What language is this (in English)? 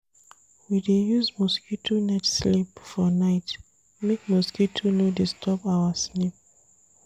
Nigerian Pidgin